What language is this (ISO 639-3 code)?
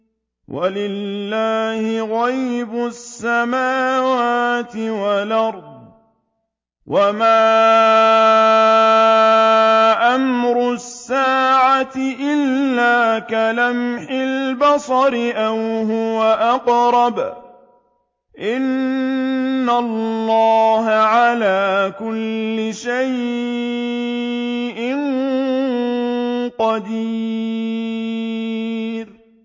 ara